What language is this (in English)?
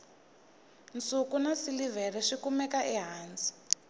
Tsonga